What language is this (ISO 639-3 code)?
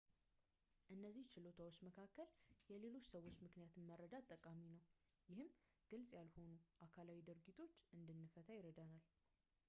amh